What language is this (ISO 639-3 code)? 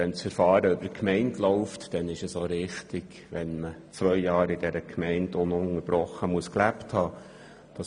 gsw